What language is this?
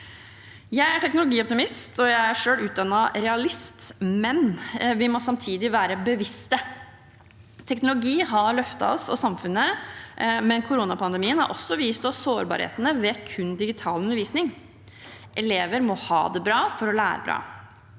Norwegian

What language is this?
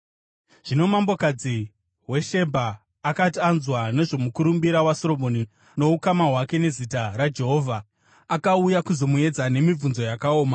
Shona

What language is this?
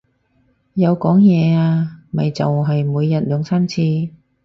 Cantonese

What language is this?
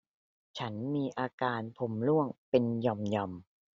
Thai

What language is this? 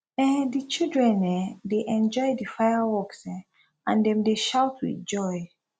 Nigerian Pidgin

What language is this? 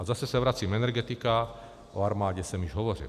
Czech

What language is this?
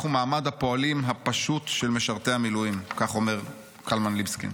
Hebrew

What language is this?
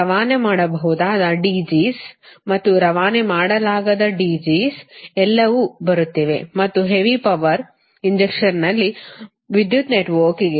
Kannada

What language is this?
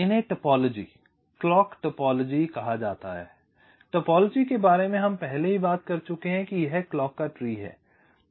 Hindi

